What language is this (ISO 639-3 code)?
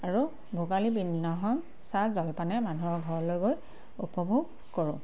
asm